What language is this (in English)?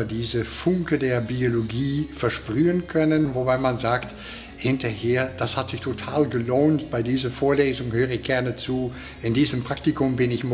German